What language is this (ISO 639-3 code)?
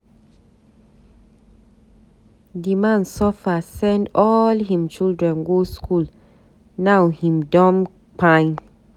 pcm